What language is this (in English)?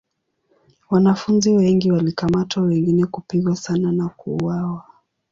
Swahili